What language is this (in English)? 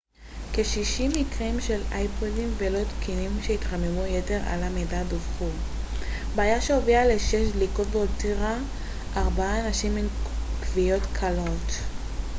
Hebrew